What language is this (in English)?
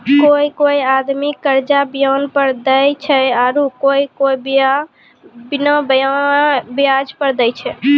Maithili